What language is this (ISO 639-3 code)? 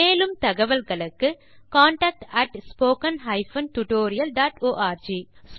tam